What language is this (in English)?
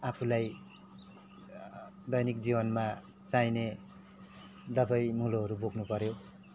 Nepali